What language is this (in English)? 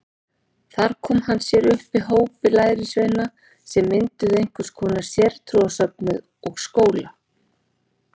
Icelandic